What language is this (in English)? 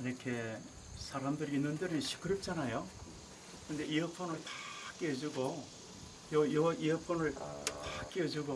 Korean